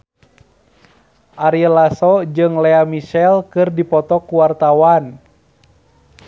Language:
Sundanese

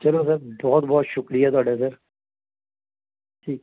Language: Punjabi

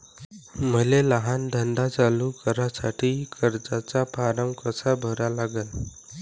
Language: Marathi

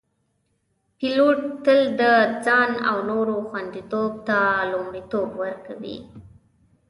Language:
Pashto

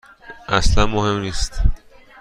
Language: Persian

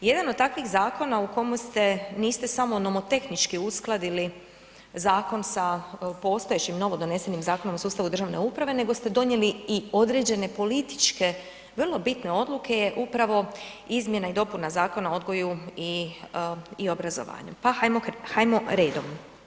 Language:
Croatian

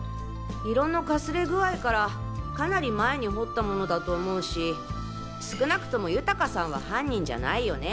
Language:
Japanese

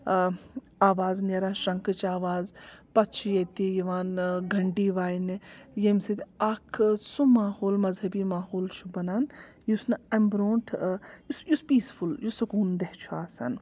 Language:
Kashmiri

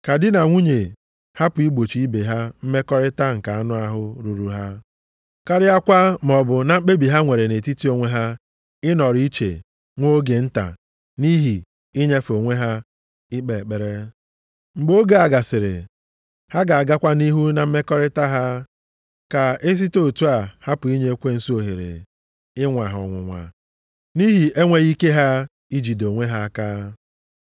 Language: Igbo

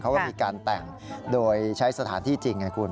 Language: Thai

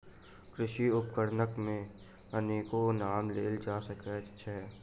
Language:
Maithili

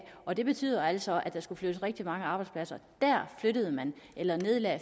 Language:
Danish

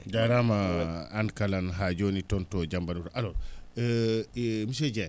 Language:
Fula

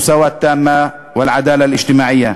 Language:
Hebrew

